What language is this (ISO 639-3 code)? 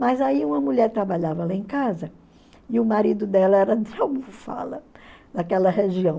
por